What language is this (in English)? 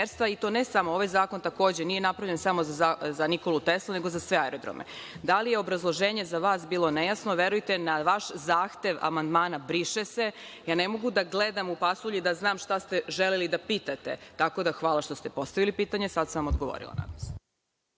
Serbian